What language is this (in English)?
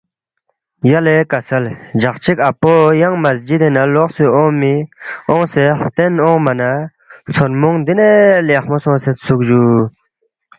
Balti